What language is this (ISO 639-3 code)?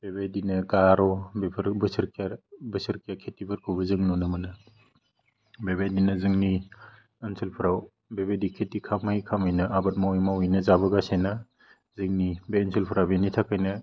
brx